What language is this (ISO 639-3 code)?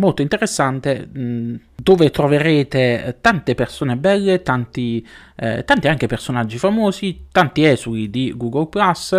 ita